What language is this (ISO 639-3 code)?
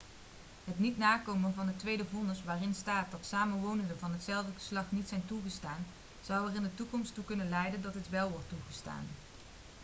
nld